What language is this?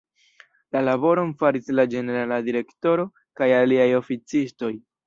Esperanto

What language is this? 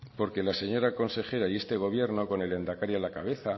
Spanish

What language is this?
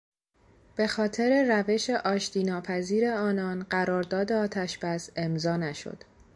Persian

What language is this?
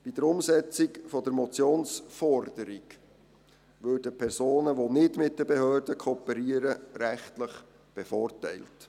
Swiss German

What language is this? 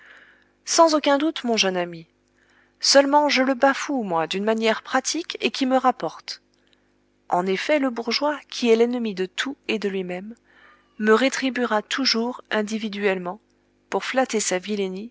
French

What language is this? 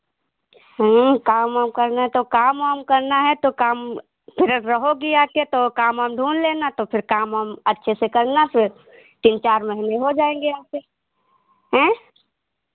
Hindi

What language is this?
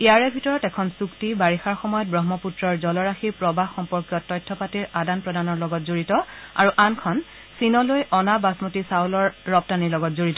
Assamese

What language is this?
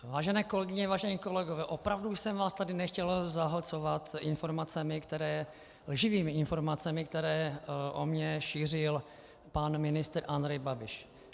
Czech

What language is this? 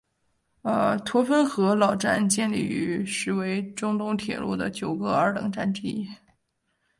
Chinese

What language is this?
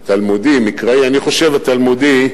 Hebrew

